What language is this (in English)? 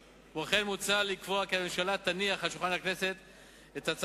Hebrew